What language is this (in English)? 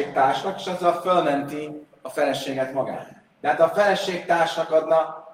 Hungarian